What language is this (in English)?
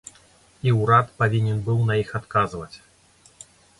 Belarusian